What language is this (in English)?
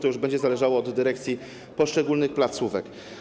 Polish